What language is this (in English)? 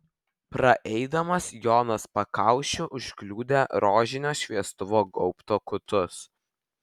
Lithuanian